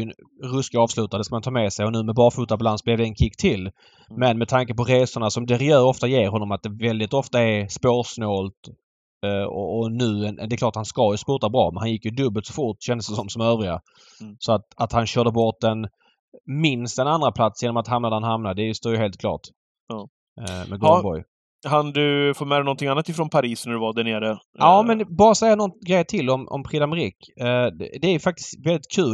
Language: Swedish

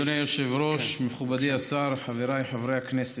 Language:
Hebrew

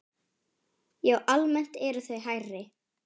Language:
Icelandic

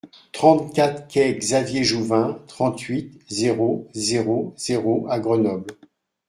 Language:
French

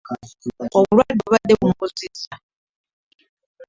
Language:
Ganda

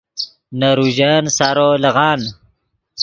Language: Yidgha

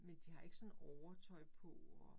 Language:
Danish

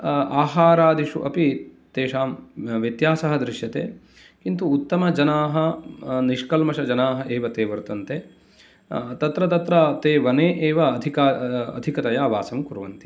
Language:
Sanskrit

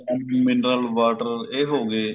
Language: Punjabi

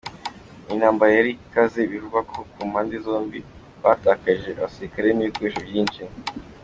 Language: Kinyarwanda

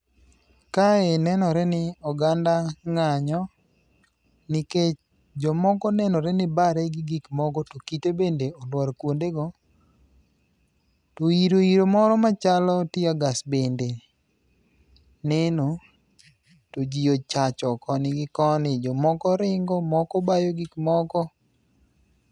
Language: Luo (Kenya and Tanzania)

